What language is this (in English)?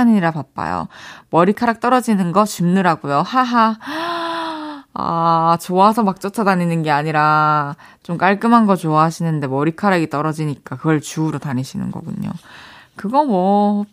Korean